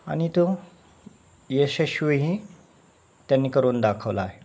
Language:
Marathi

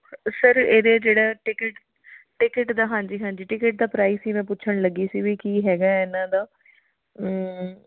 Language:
Punjabi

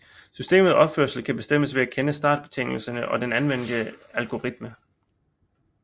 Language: Danish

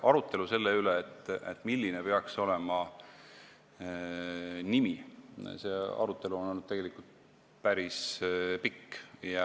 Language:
Estonian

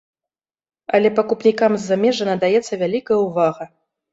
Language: Belarusian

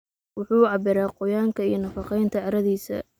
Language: Somali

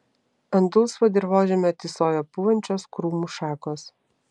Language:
Lithuanian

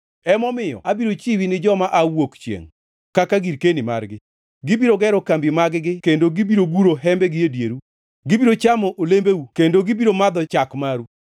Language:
Luo (Kenya and Tanzania)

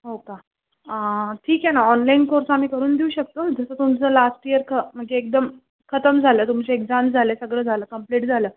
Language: Marathi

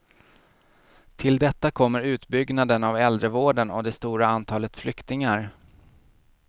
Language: Swedish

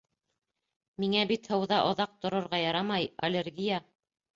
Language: Bashkir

